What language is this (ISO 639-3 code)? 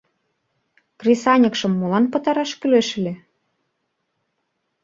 chm